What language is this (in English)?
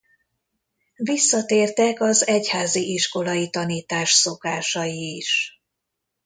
Hungarian